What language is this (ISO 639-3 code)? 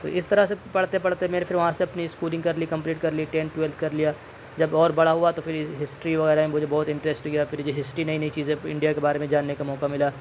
urd